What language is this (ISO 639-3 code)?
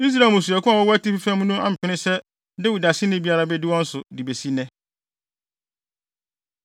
aka